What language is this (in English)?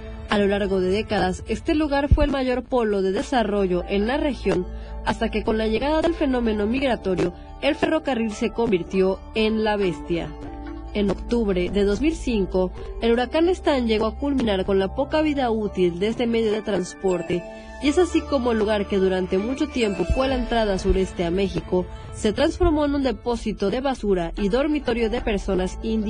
Spanish